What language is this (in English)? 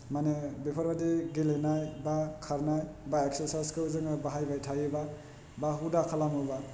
Bodo